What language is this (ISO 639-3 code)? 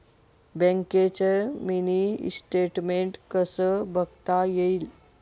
mar